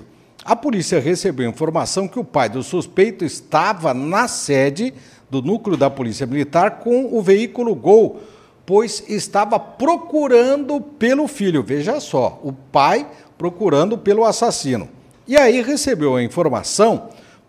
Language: Portuguese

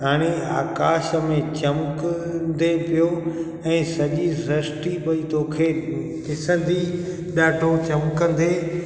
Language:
Sindhi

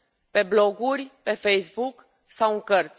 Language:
Romanian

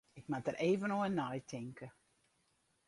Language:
Western Frisian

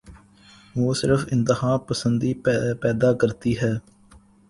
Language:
Urdu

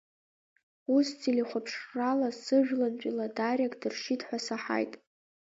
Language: Abkhazian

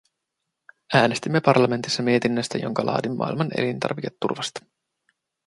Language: Finnish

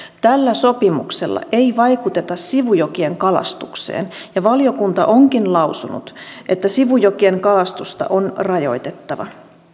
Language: Finnish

